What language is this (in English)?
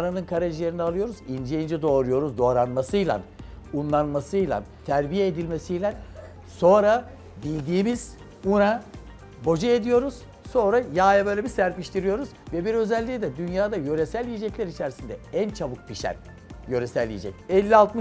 Turkish